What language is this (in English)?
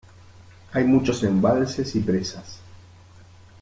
Spanish